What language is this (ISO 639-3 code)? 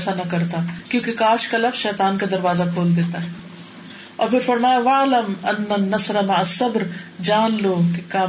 urd